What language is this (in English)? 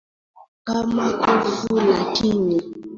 Swahili